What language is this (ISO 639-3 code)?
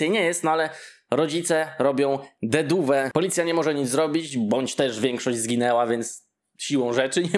pol